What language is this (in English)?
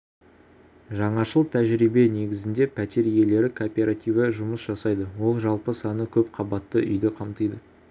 Kazakh